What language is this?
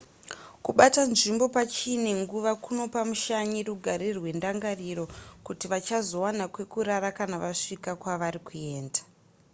Shona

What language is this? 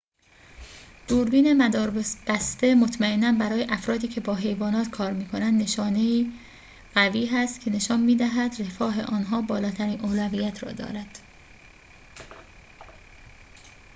Persian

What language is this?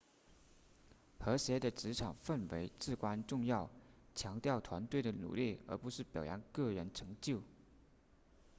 Chinese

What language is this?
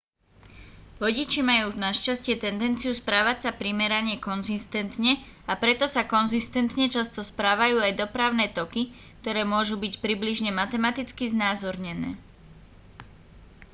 Slovak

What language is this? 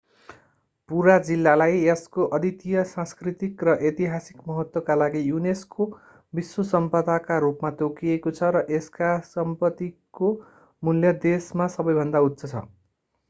Nepali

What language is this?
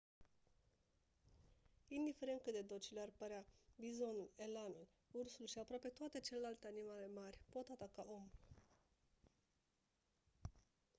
Romanian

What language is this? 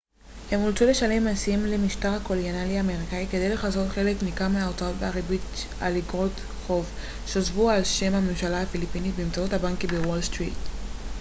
Hebrew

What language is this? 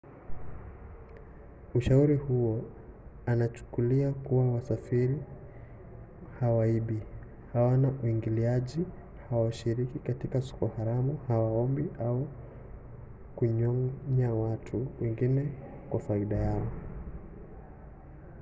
Swahili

